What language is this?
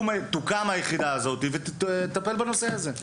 Hebrew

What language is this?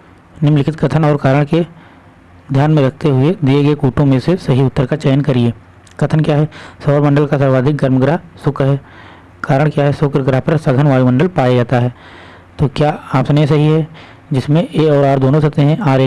Hindi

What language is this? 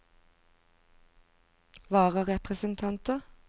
Norwegian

